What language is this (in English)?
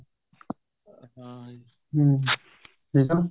Punjabi